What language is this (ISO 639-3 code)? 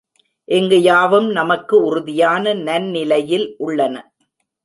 tam